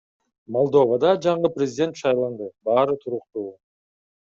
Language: Kyrgyz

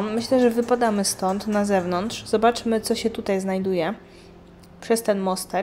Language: Polish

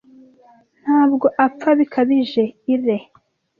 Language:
Kinyarwanda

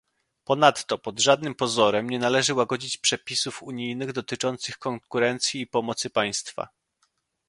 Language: Polish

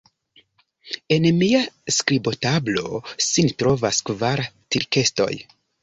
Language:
Esperanto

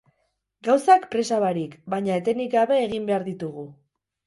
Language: Basque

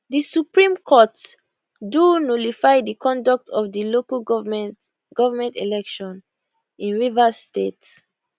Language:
Nigerian Pidgin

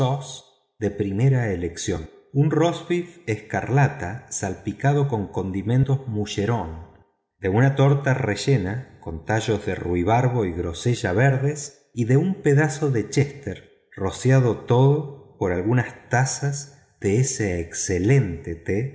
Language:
Spanish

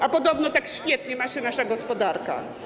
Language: Polish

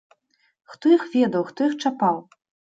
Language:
Belarusian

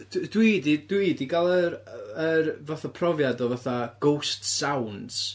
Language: Welsh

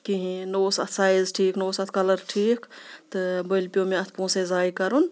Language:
Kashmiri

